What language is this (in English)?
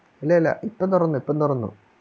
Malayalam